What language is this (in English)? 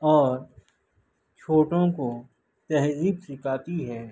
Urdu